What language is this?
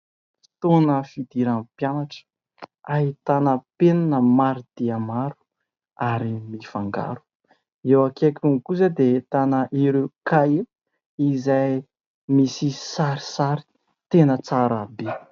Malagasy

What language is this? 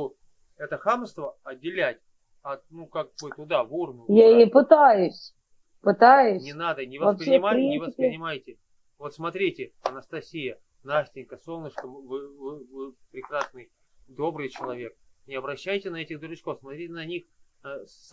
Russian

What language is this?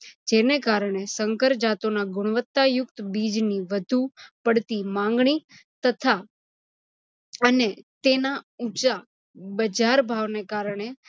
Gujarati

